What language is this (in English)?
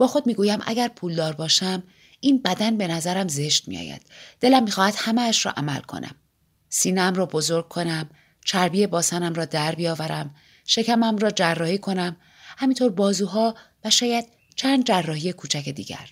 Persian